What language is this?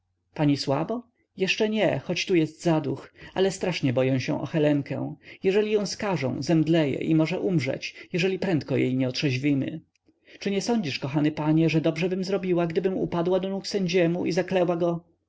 Polish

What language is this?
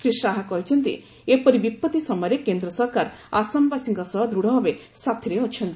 Odia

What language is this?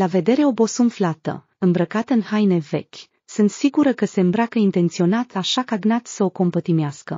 Romanian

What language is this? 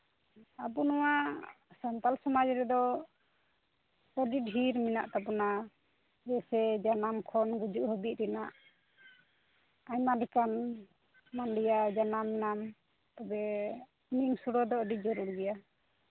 Santali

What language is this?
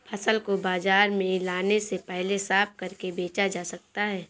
Hindi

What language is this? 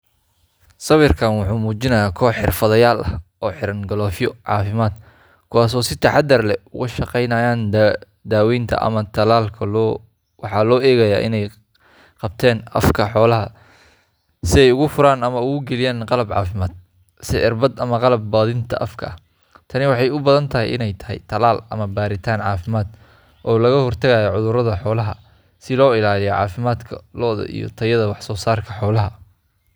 Somali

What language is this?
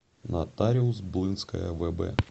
Russian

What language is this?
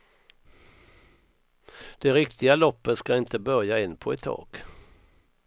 Swedish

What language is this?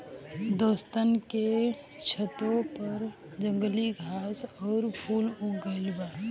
Bhojpuri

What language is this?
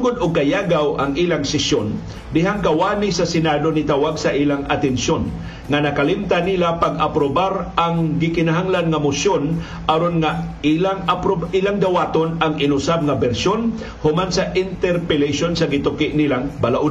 Filipino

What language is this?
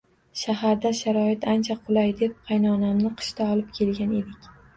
Uzbek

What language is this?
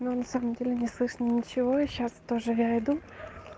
Russian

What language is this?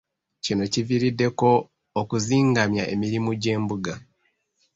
Ganda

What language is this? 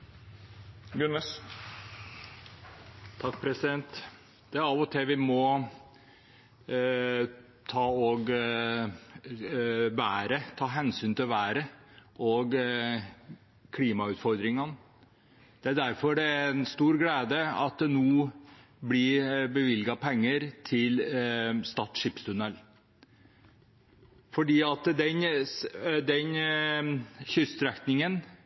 Norwegian Bokmål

